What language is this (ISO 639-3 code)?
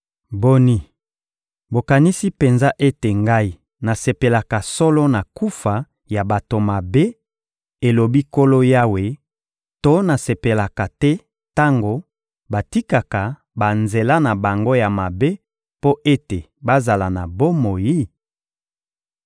lin